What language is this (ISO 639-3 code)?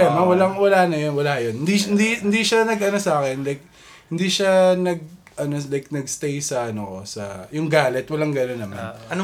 fil